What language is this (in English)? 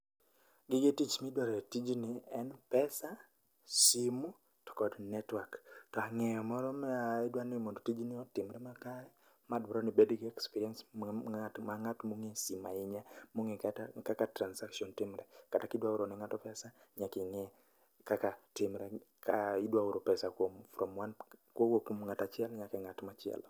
Luo (Kenya and Tanzania)